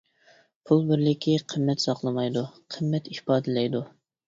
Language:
Uyghur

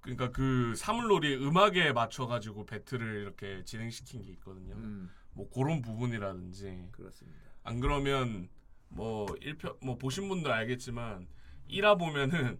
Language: Korean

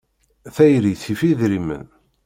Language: Kabyle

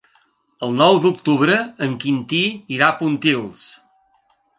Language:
Catalan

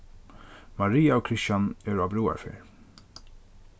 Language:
Faroese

